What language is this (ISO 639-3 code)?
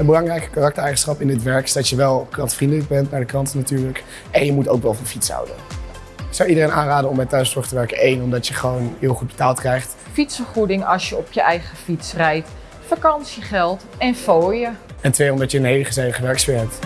nld